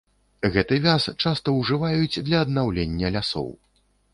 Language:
Belarusian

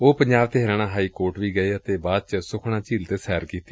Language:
Punjabi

